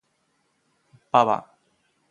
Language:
Chinese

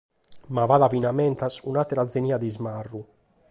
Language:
Sardinian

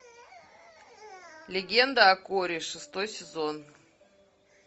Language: Russian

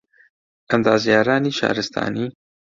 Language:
Central Kurdish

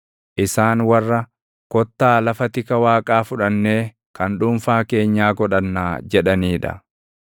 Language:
Oromo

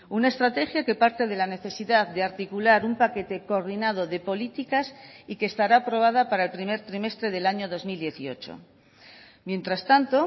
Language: Spanish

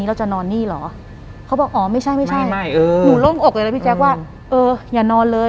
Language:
Thai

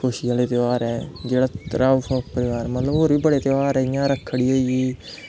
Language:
Dogri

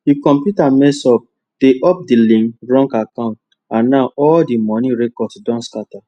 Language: Nigerian Pidgin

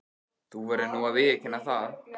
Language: Icelandic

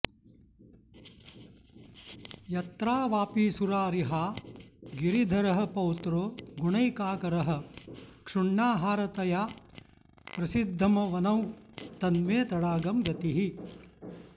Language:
Sanskrit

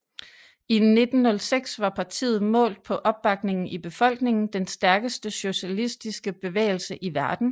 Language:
Danish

